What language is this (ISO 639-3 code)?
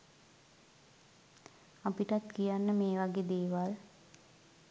sin